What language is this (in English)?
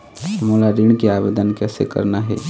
Chhattisgarhi